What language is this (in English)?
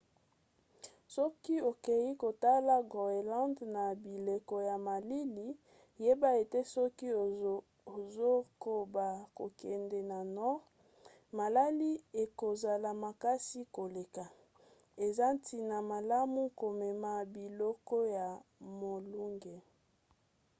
Lingala